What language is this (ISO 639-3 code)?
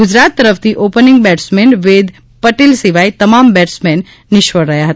guj